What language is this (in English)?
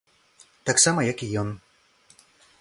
Belarusian